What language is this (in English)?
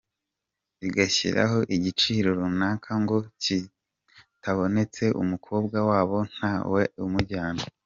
Kinyarwanda